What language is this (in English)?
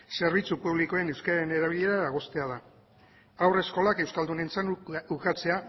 Basque